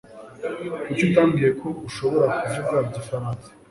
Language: Kinyarwanda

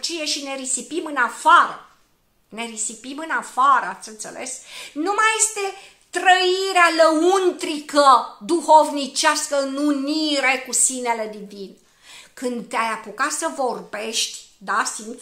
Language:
Romanian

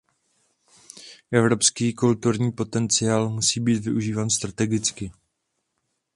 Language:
Czech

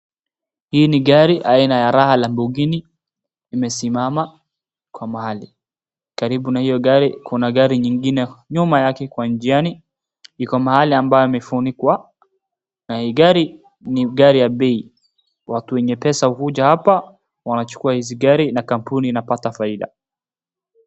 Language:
Swahili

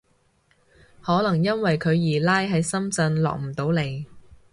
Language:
Cantonese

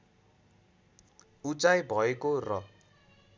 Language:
Nepali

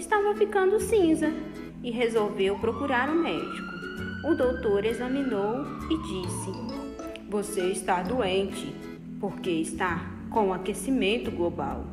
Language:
Portuguese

